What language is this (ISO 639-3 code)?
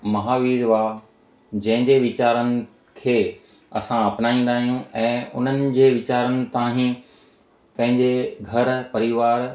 snd